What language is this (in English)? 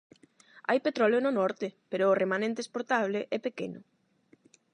Galician